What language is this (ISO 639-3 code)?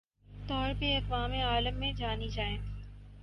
urd